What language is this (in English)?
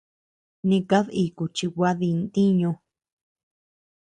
Tepeuxila Cuicatec